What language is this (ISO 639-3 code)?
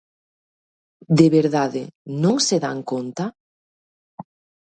glg